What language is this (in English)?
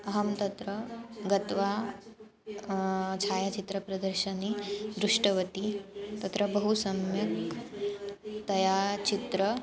Sanskrit